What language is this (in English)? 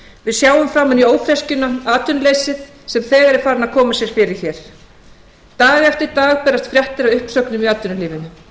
Icelandic